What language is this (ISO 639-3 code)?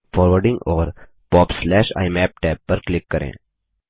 hin